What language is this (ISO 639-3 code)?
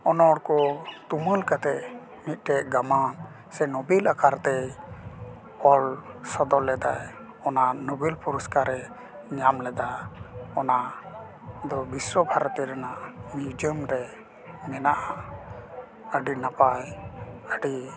sat